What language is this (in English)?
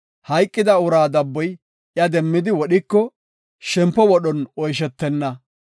Gofa